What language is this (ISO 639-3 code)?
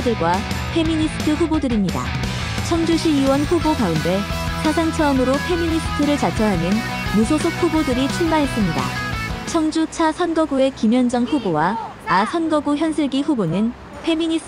kor